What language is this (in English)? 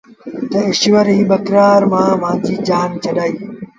Sindhi Bhil